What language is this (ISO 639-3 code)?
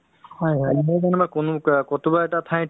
asm